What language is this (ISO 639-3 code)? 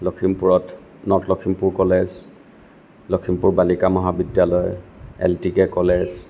asm